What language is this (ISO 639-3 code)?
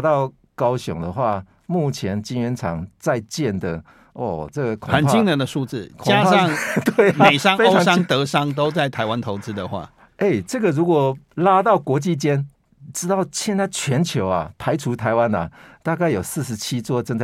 zho